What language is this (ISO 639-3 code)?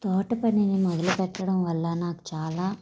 tel